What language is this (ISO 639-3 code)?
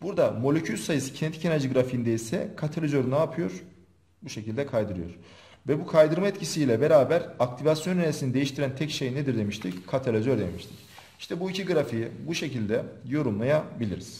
tur